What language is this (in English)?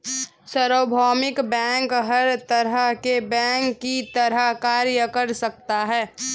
Hindi